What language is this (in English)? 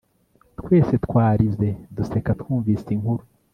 Kinyarwanda